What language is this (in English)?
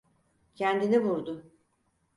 Turkish